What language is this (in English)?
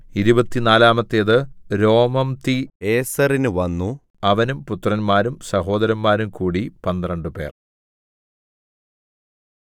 Malayalam